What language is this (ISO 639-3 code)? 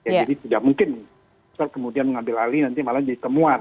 ind